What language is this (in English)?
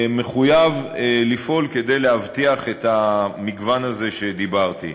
Hebrew